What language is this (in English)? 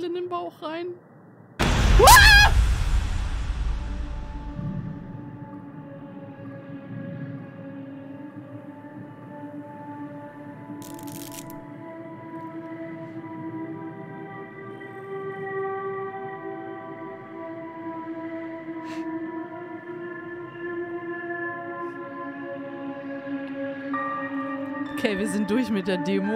German